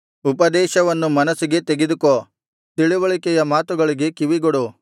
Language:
Kannada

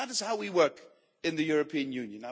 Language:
English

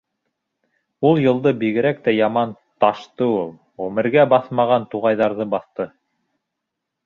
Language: Bashkir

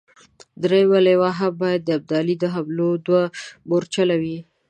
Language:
Pashto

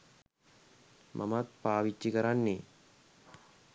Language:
Sinhala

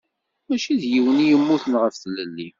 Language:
Kabyle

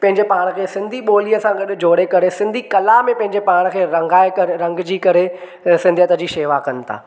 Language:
Sindhi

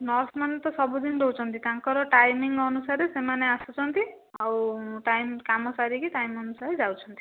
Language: Odia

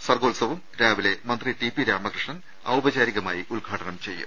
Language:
Malayalam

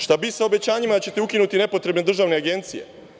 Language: Serbian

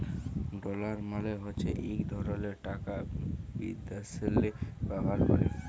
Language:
Bangla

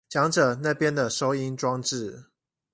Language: Chinese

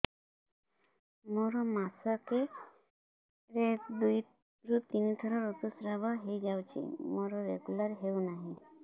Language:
Odia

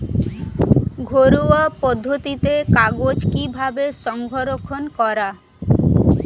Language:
Bangla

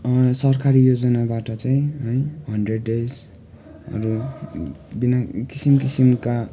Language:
Nepali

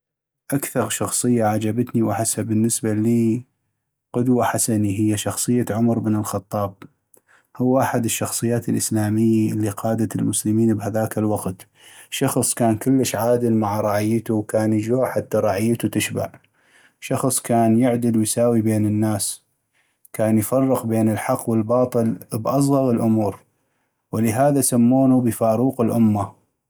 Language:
North Mesopotamian Arabic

